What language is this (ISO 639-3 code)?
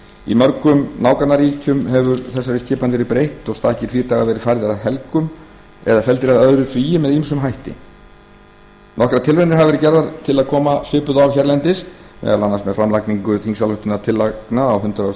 isl